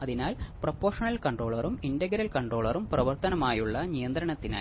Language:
Malayalam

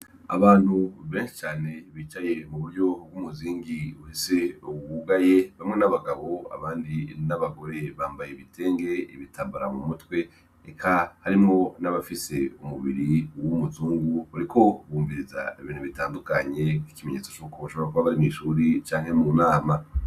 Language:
Rundi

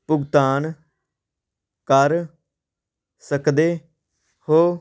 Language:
Punjabi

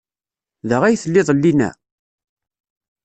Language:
Kabyle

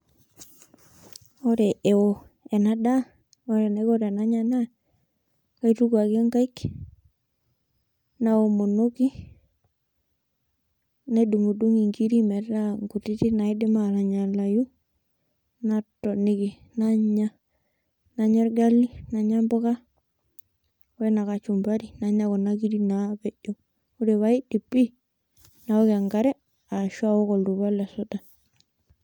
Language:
Masai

